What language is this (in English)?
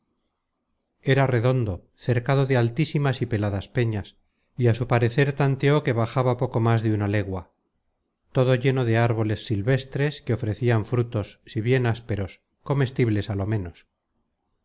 Spanish